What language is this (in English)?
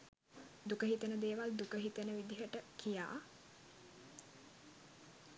Sinhala